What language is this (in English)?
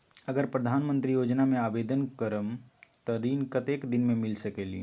Magahi